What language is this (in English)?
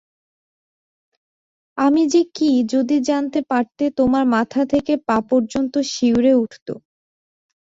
Bangla